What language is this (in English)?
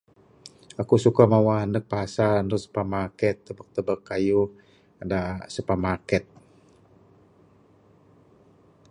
Bukar-Sadung Bidayuh